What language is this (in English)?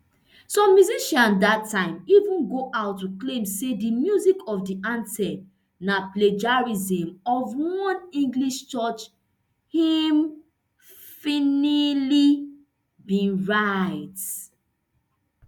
Nigerian Pidgin